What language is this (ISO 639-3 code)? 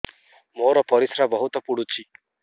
ori